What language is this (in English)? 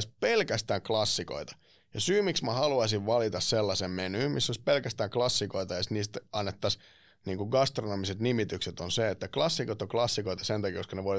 Finnish